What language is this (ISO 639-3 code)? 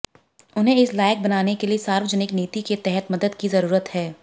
hin